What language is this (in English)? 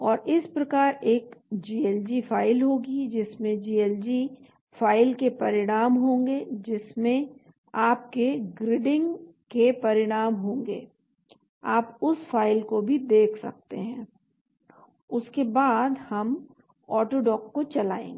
Hindi